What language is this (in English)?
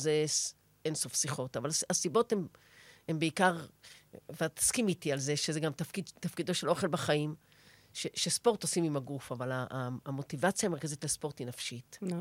Hebrew